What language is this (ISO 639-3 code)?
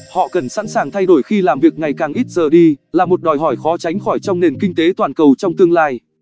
vie